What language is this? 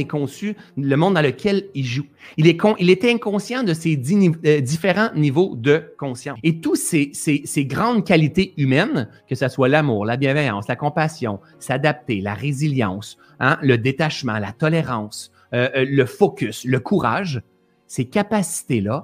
French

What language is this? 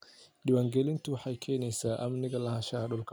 Somali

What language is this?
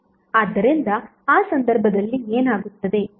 Kannada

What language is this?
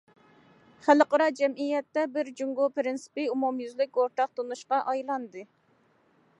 Uyghur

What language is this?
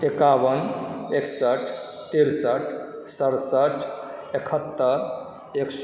Maithili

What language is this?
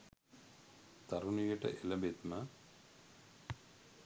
Sinhala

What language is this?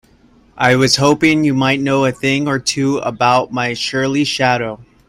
English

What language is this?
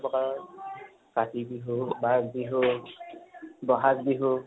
Assamese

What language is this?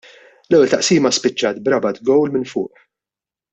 Maltese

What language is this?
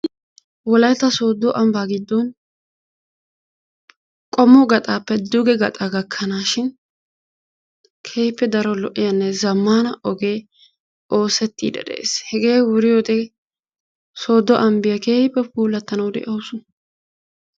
Wolaytta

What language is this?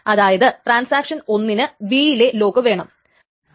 Malayalam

